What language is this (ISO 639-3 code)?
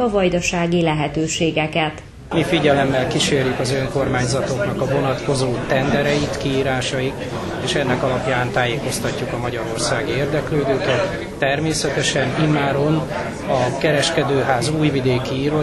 hun